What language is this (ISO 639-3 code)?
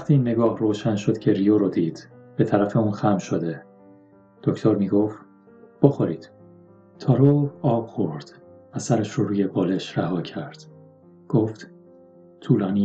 fas